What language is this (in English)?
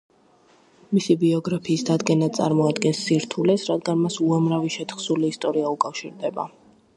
Georgian